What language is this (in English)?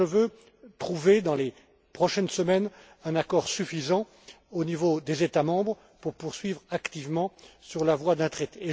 French